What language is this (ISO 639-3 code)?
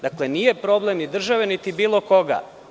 srp